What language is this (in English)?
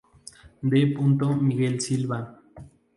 Spanish